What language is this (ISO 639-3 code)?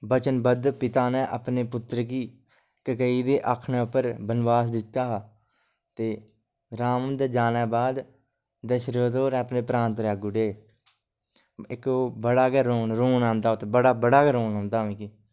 doi